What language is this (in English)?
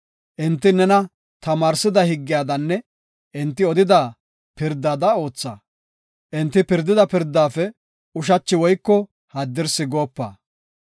Gofa